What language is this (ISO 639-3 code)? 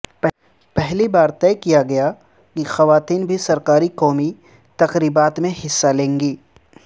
urd